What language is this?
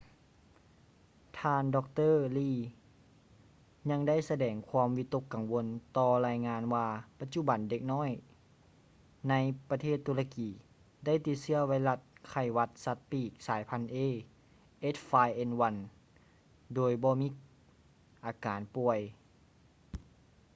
Lao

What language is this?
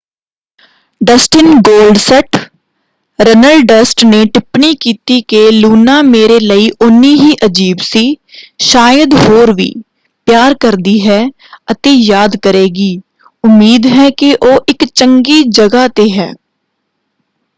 Punjabi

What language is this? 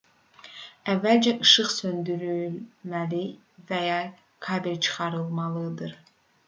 Azerbaijani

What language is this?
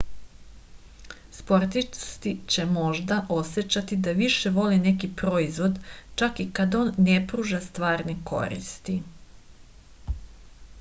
Serbian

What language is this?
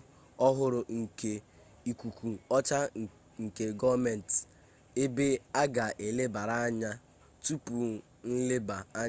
Igbo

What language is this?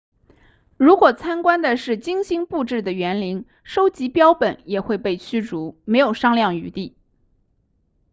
Chinese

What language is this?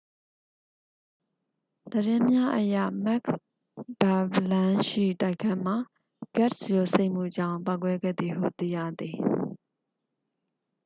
Burmese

